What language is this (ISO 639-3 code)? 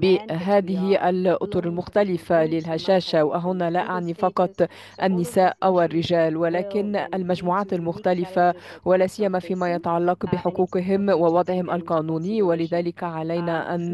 ara